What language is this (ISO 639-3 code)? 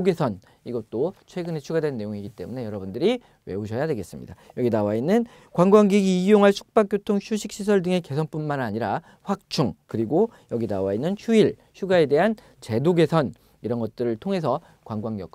kor